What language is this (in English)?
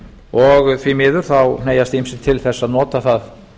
Icelandic